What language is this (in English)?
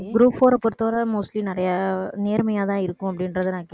Tamil